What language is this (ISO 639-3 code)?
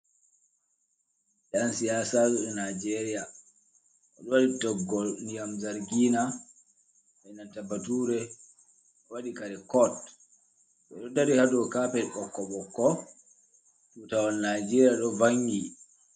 ful